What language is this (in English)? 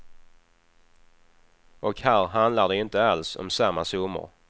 Swedish